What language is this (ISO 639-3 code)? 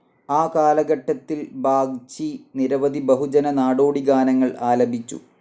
mal